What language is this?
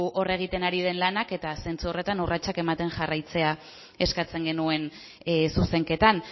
Basque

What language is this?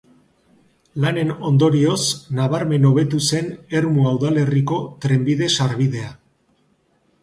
Basque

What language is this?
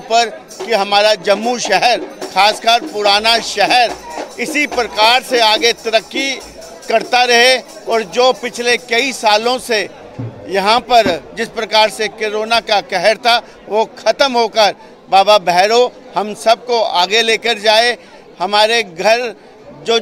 Hindi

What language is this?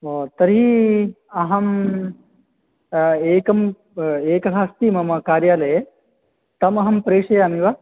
Sanskrit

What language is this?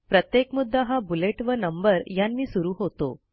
Marathi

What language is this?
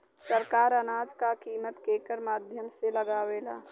Bhojpuri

